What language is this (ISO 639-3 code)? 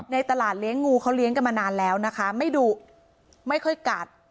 tha